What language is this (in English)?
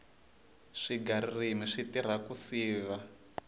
Tsonga